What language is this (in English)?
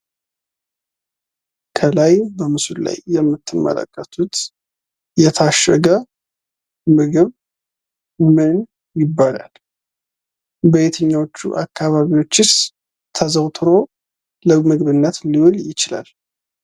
Amharic